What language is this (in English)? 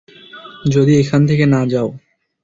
Bangla